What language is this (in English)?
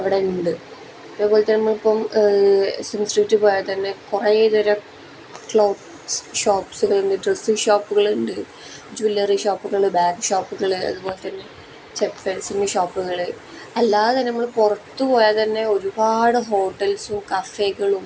Malayalam